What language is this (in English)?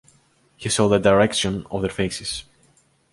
English